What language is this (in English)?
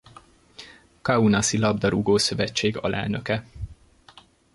Hungarian